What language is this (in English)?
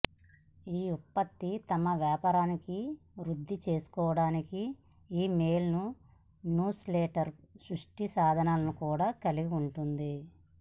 Telugu